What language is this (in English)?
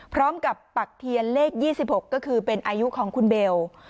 Thai